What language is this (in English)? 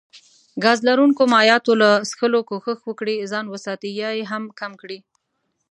Pashto